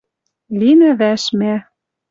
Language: Western Mari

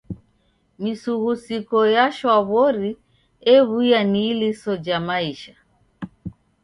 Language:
Taita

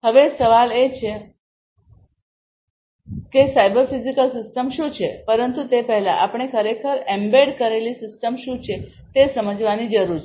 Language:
Gujarati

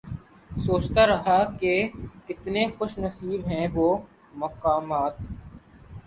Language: Urdu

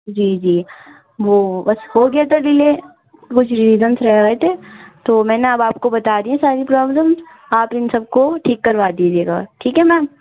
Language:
Urdu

